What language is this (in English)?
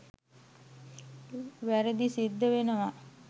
Sinhala